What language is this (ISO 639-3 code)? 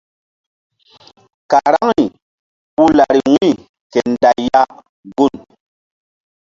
mdd